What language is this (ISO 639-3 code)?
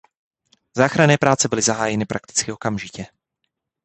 ces